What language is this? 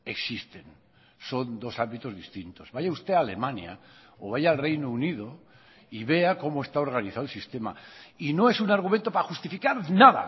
Spanish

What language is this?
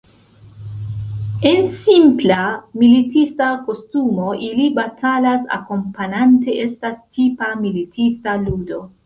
Esperanto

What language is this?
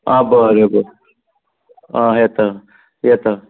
Konkani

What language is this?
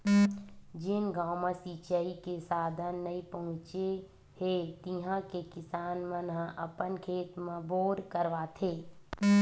Chhattisgarhi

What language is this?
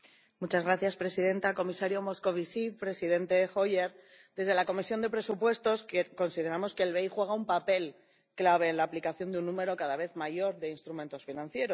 Spanish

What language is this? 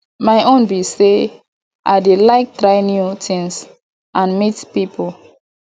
Nigerian Pidgin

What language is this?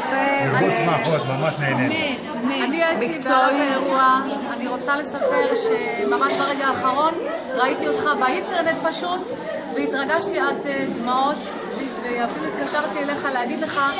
Hebrew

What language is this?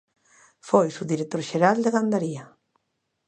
Galician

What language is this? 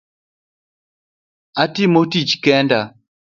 Luo (Kenya and Tanzania)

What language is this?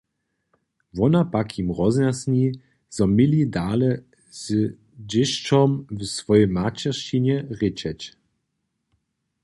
Upper Sorbian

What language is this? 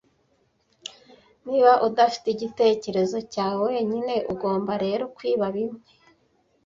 Kinyarwanda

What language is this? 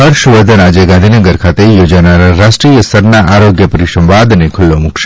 Gujarati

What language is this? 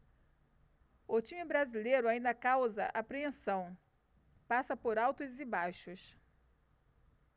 Portuguese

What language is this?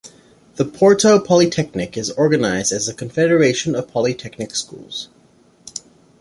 English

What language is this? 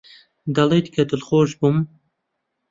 Central Kurdish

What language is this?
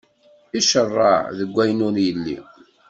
Kabyle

